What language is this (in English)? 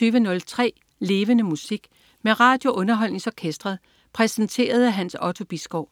Danish